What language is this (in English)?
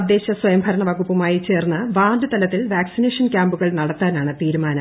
Malayalam